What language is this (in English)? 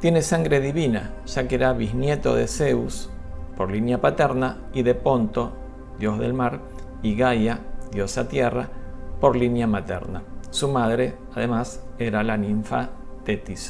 Spanish